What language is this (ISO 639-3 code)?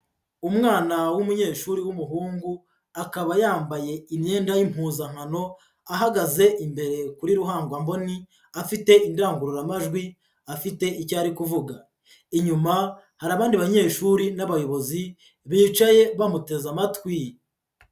kin